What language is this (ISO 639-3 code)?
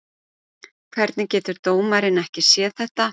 isl